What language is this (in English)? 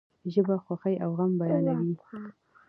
Pashto